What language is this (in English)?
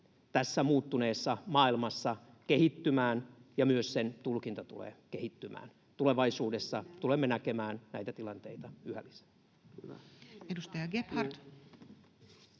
Finnish